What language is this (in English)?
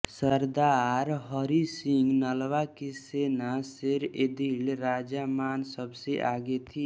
Hindi